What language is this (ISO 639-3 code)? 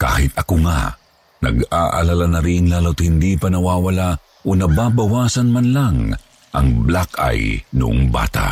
fil